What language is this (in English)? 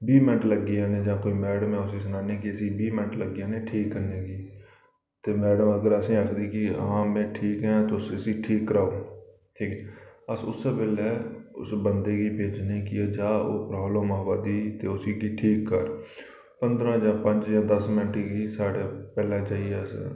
Dogri